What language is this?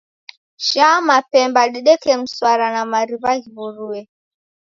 Taita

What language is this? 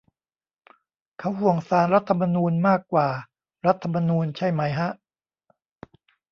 Thai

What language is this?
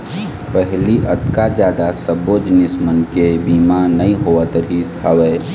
Chhattisgarhi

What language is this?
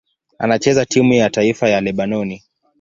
Swahili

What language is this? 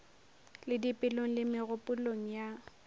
Northern Sotho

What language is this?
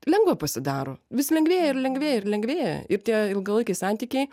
Lithuanian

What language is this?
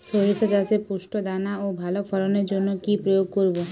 Bangla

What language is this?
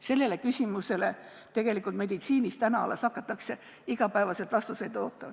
Estonian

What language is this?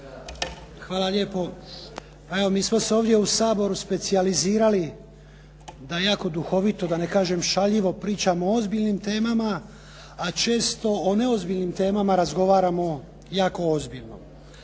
Croatian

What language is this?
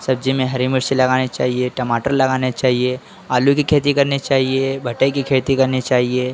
Hindi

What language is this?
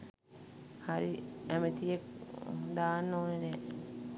Sinhala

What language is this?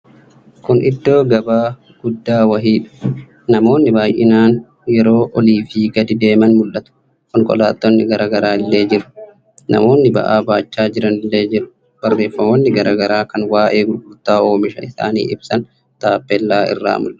Oromo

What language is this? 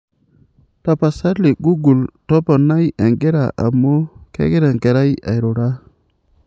Masai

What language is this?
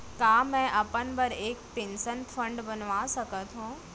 Chhattisgarhi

